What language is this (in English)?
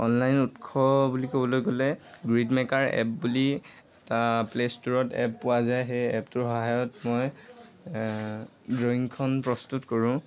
Assamese